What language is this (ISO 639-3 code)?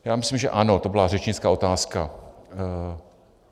ces